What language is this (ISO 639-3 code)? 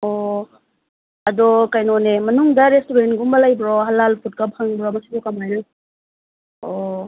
mni